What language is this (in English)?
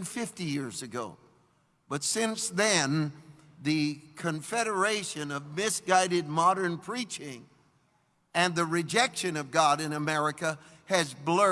English